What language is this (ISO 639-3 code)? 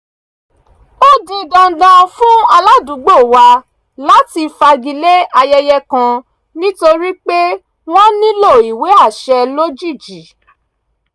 yor